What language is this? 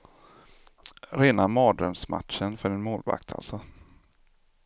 Swedish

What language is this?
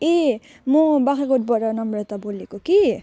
Nepali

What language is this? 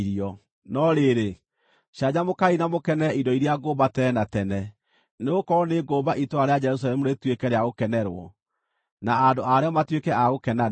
Kikuyu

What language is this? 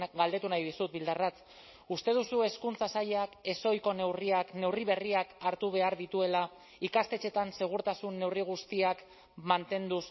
Basque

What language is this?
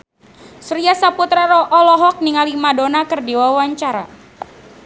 Sundanese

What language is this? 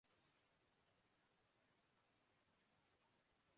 Urdu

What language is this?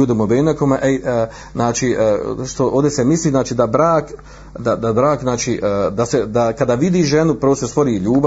Croatian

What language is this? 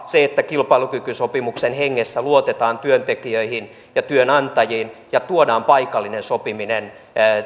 Finnish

